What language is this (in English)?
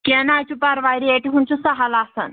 Kashmiri